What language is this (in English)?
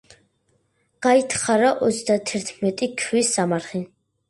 Georgian